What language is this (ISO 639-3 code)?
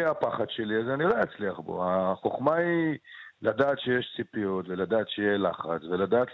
heb